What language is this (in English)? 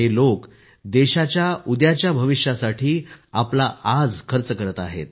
Marathi